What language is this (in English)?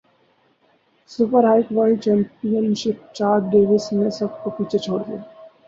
Urdu